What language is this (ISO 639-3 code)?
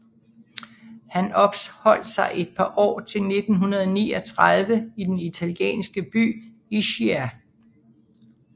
dan